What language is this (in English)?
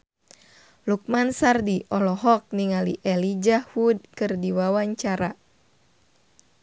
Sundanese